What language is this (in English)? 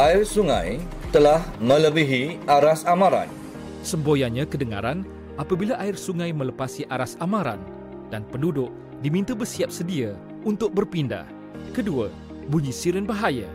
Malay